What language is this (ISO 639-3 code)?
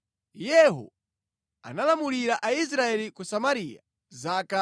nya